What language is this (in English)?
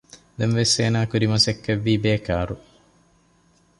Divehi